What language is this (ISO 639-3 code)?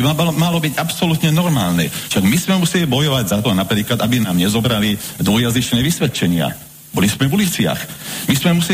slk